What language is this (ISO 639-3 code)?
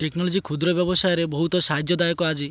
ori